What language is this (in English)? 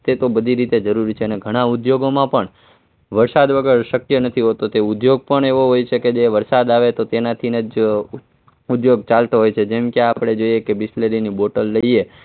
Gujarati